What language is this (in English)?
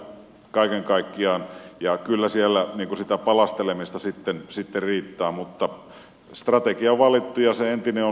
Finnish